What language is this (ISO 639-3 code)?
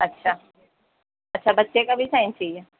urd